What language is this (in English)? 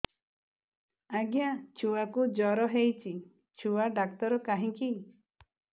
Odia